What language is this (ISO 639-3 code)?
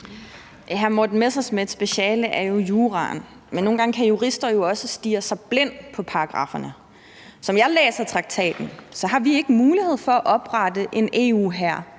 dan